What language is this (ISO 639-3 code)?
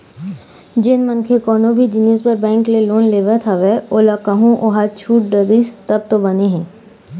hne